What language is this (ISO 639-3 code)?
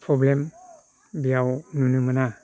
brx